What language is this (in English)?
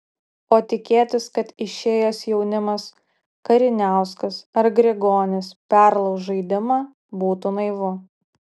Lithuanian